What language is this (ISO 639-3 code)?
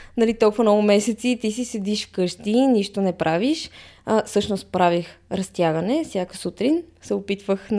bul